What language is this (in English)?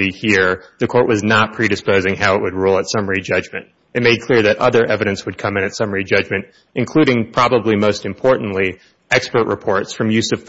English